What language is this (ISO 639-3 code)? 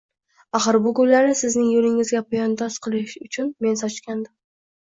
uzb